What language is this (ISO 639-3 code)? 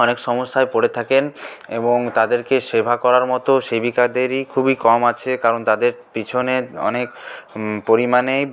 ben